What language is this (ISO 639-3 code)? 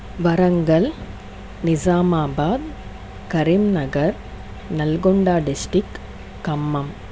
tel